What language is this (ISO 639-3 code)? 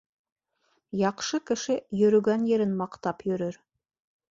bak